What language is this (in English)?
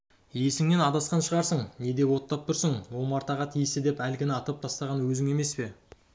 Kazakh